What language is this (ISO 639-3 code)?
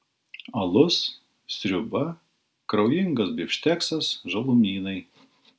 lit